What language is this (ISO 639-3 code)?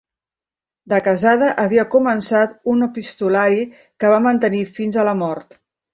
cat